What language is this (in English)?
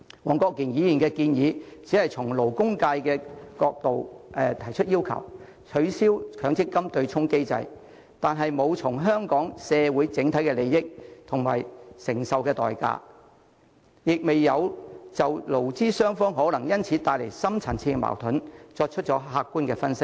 Cantonese